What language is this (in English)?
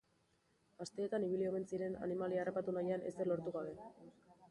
Basque